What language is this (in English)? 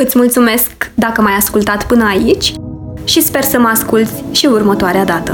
Romanian